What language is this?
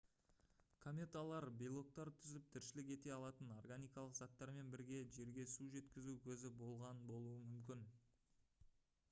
Kazakh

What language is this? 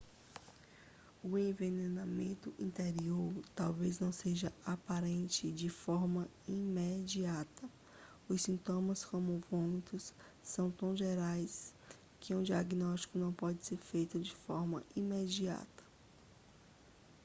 Portuguese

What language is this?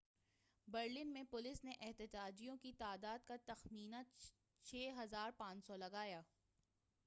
Urdu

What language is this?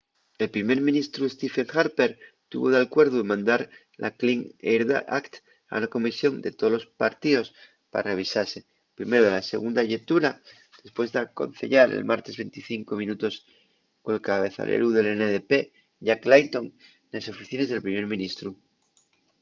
Asturian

